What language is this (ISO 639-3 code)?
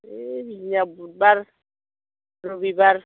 brx